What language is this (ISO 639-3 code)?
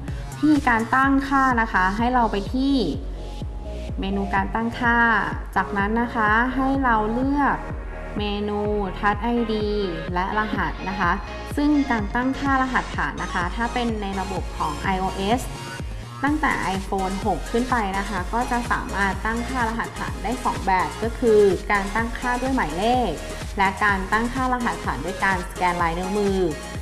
tha